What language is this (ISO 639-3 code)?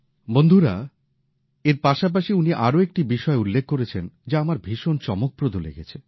ben